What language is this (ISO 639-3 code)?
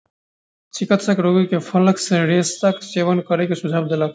mai